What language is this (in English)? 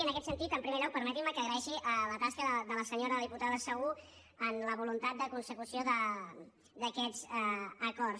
Catalan